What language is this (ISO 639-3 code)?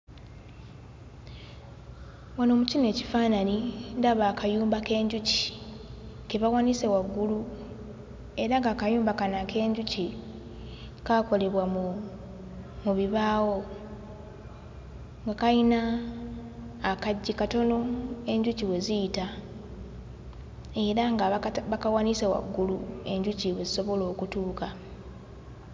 lug